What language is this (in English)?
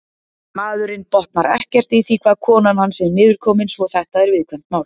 Icelandic